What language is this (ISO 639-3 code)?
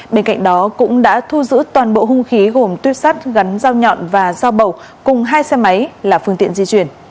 vie